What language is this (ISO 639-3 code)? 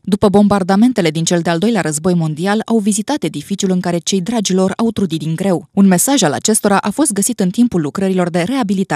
ron